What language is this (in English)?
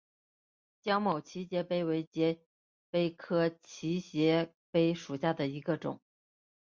Chinese